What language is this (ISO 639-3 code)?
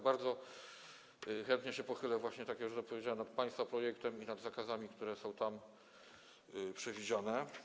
pol